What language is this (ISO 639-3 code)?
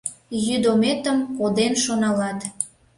chm